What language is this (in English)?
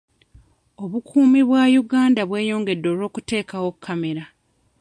Ganda